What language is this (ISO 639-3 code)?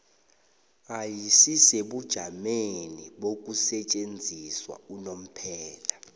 nbl